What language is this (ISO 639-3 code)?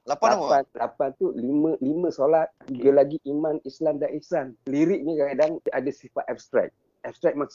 msa